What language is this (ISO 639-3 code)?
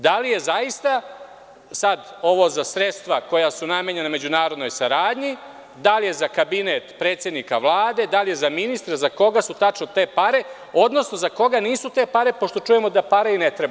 srp